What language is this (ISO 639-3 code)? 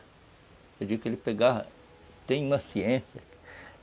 por